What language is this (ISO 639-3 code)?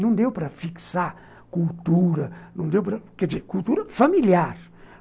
por